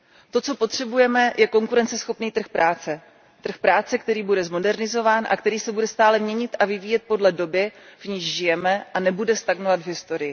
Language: Czech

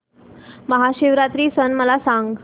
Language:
Marathi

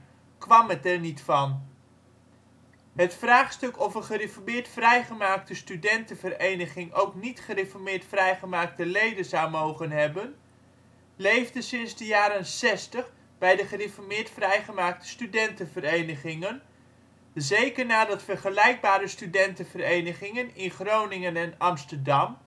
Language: Dutch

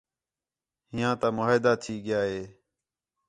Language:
Khetrani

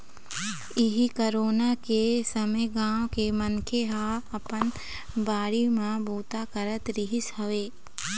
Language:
Chhattisgarhi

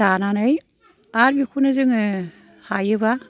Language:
Bodo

